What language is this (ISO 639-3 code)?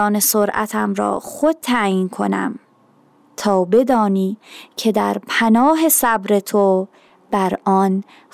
fas